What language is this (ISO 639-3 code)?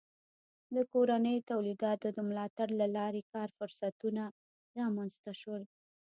pus